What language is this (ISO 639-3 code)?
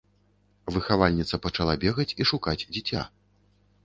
bel